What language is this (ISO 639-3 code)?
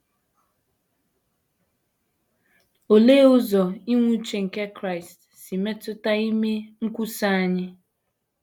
ibo